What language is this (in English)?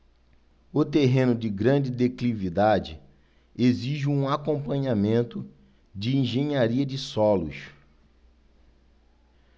Portuguese